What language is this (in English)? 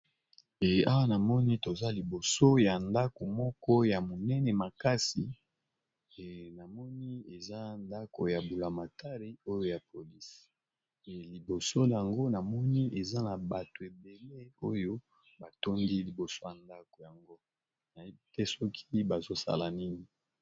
Lingala